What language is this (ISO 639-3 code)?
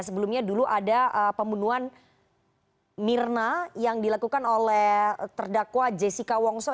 ind